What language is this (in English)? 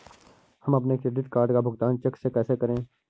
Hindi